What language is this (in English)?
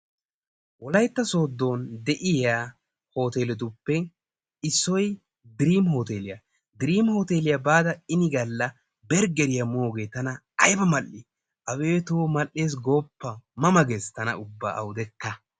Wolaytta